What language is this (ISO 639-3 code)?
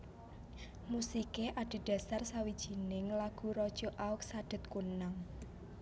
jav